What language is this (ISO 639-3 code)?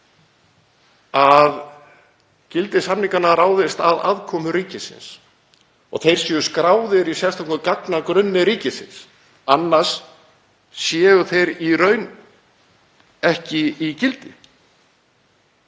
isl